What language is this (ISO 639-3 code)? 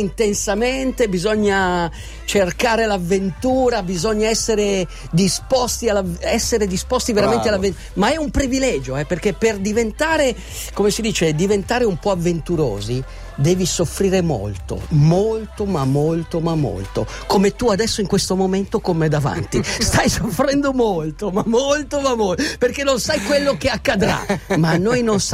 ita